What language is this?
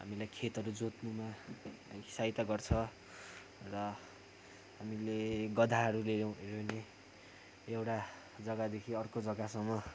Nepali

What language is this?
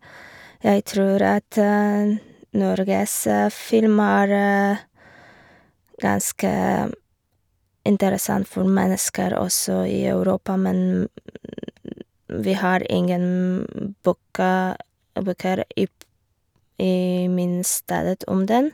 Norwegian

